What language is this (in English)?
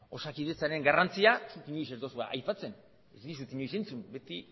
Basque